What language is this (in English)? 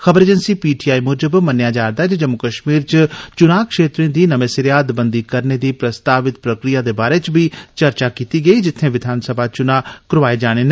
Dogri